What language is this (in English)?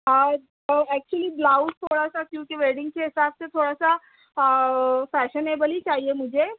Urdu